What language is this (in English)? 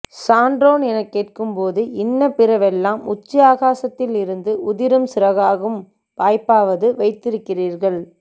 Tamil